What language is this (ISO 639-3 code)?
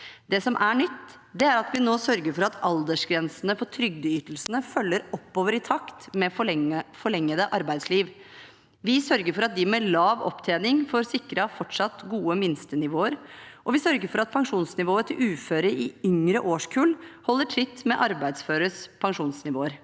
nor